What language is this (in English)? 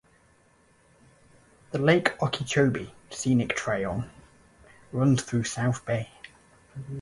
English